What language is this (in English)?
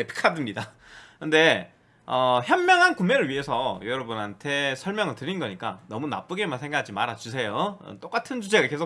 Korean